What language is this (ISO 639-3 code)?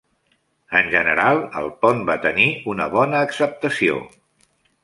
cat